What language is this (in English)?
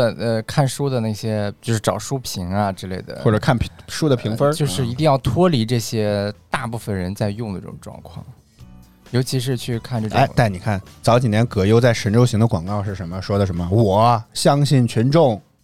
Chinese